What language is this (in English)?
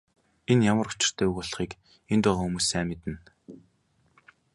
Mongolian